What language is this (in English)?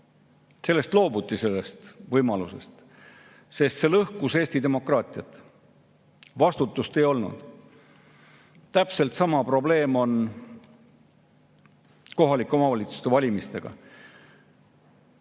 Estonian